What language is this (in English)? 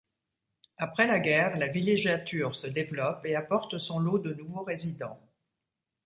French